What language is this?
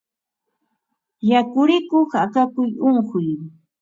Ambo-Pasco Quechua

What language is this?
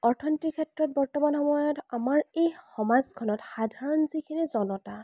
Assamese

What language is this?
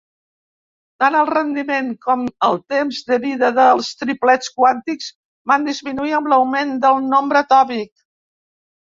Catalan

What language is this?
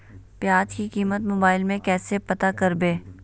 Magahi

